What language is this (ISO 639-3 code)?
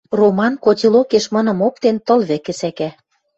mrj